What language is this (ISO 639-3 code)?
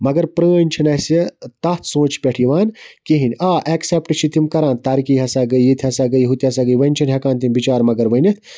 kas